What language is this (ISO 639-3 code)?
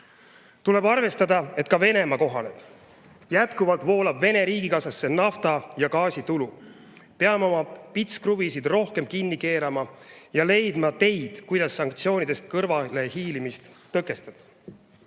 est